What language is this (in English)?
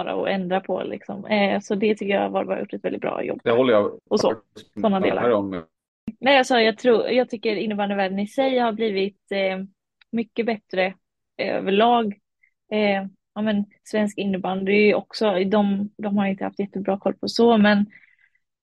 Swedish